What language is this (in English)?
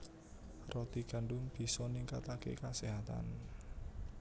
Javanese